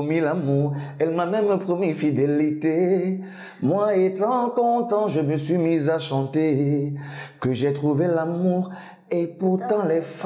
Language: French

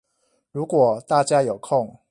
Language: Chinese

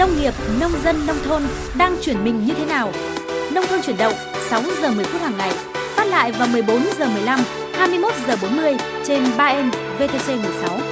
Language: Vietnamese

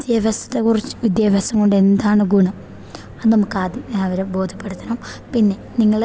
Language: Malayalam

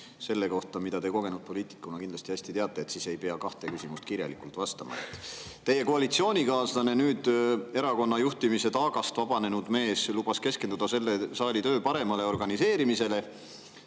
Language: Estonian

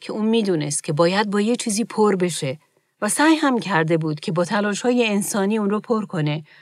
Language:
Persian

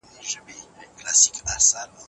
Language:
Pashto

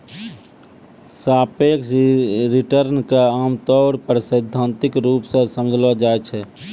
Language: Maithili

